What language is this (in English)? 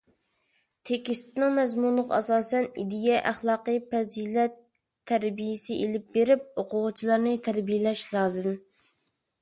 Uyghur